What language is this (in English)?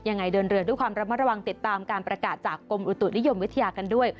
Thai